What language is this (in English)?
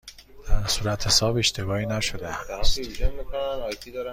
Persian